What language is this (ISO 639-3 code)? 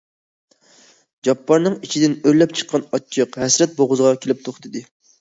uig